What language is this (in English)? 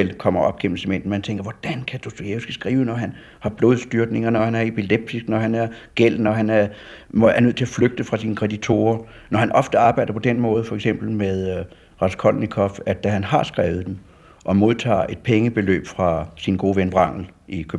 Danish